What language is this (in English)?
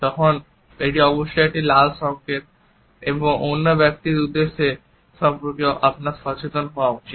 Bangla